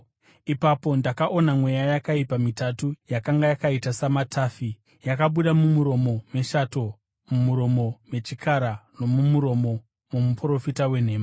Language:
Shona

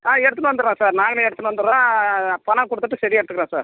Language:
Tamil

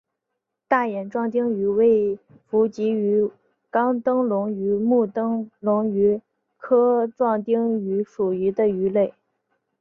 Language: Chinese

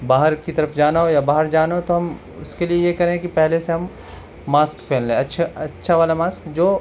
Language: Urdu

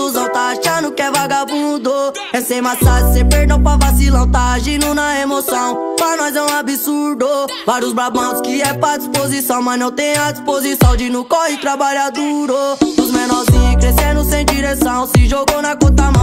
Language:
Romanian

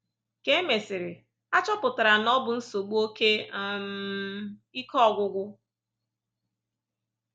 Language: Igbo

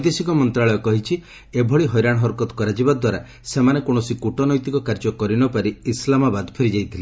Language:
Odia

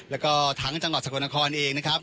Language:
Thai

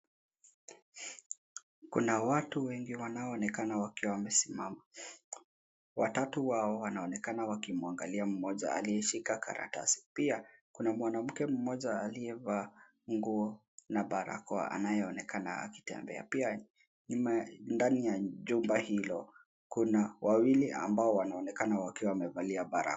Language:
Swahili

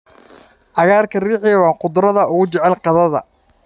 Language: Somali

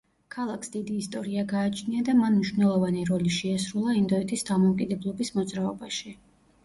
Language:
Georgian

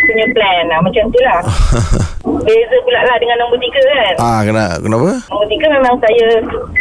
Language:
Malay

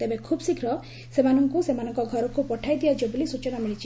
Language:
Odia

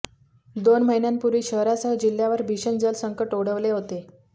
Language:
Marathi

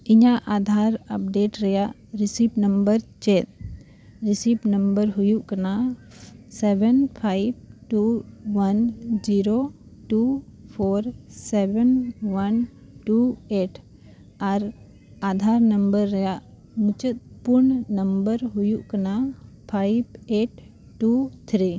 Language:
Santali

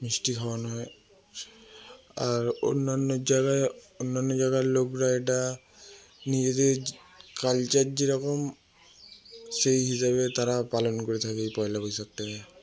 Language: Bangla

